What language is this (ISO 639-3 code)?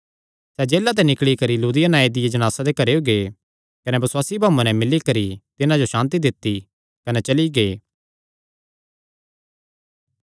xnr